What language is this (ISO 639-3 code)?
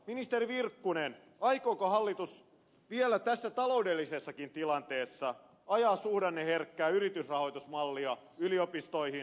fin